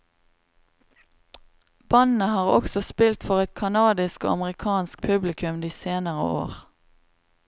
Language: Norwegian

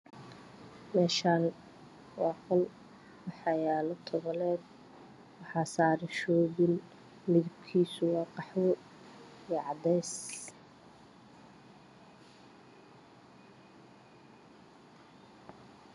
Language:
Somali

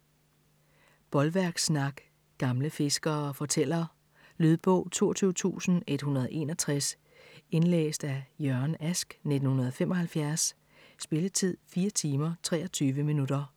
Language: Danish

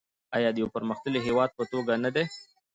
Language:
Pashto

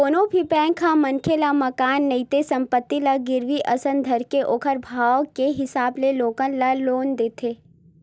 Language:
Chhattisgarhi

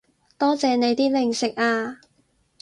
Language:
Cantonese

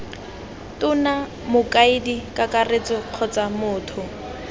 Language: Tswana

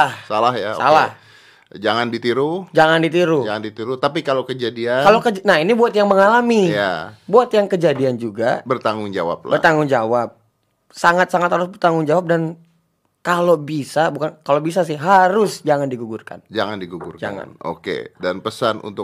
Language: Indonesian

